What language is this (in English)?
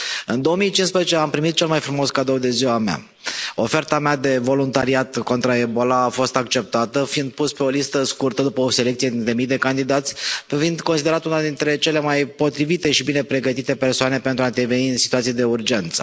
Romanian